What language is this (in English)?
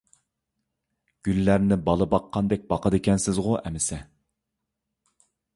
Uyghur